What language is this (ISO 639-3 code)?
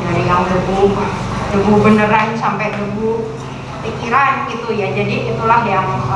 ind